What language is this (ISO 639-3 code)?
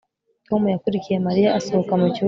kin